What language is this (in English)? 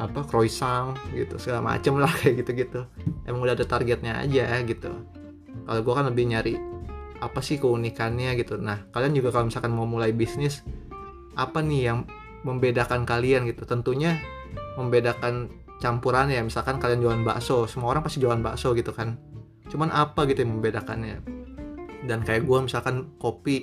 Indonesian